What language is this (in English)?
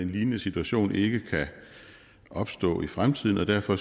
Danish